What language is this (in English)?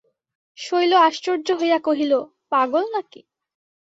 Bangla